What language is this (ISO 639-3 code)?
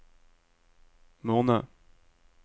nor